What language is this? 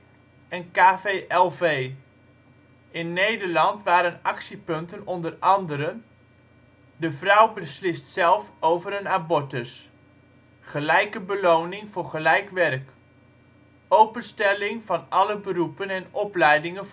Dutch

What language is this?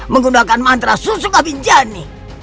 Indonesian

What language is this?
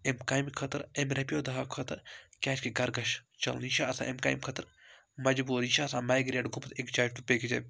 Kashmiri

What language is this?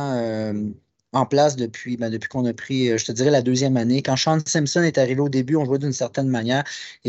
French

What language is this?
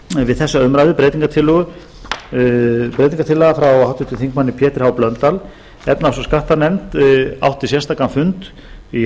Icelandic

